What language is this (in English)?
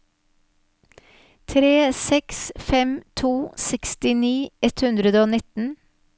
Norwegian